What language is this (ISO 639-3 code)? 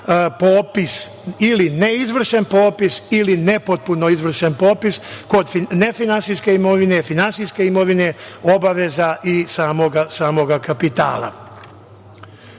srp